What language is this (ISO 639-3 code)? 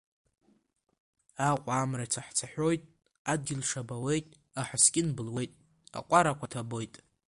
abk